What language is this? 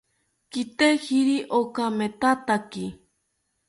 South Ucayali Ashéninka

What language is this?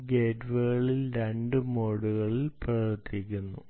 Malayalam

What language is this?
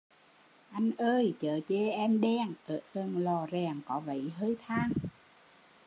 Vietnamese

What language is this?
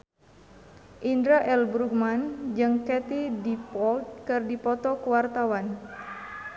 Sundanese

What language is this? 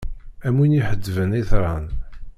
Kabyle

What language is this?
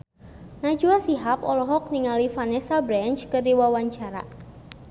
Sundanese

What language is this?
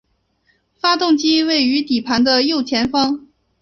Chinese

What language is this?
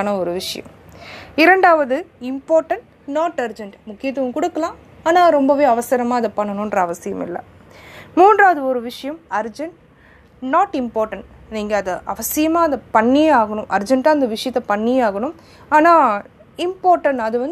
Tamil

